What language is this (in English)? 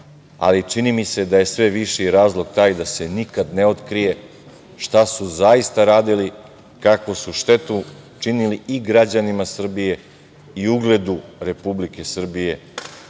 Serbian